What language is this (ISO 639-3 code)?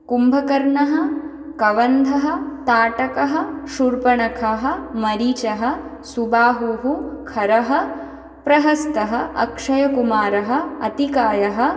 san